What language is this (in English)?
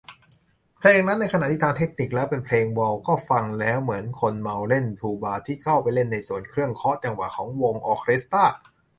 Thai